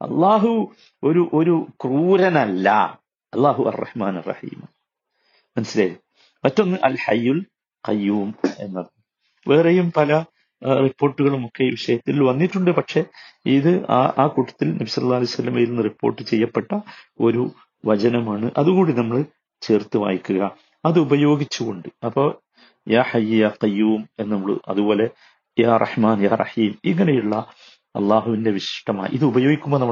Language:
Malayalam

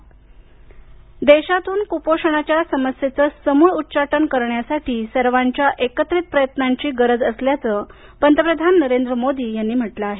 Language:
Marathi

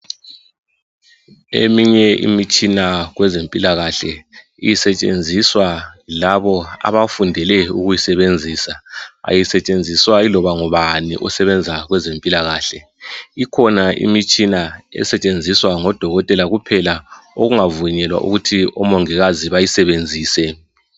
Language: North Ndebele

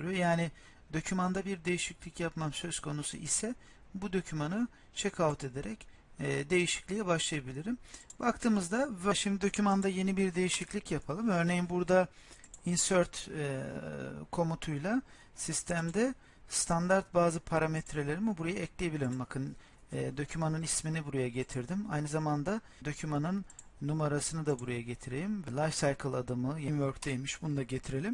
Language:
Turkish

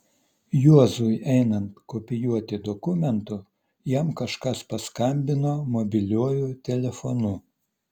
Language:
Lithuanian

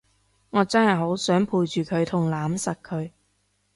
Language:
Cantonese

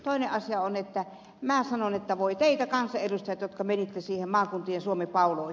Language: Finnish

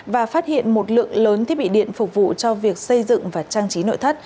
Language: Vietnamese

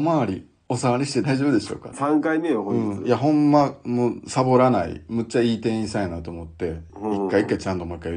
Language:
Japanese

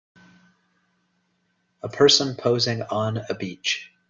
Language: English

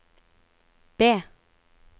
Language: Norwegian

